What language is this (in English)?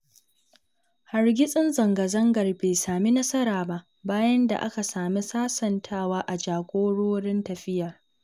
Hausa